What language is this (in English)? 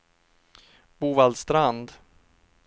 Swedish